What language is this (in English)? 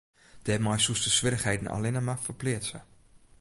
Western Frisian